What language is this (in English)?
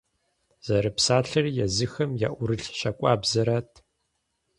Kabardian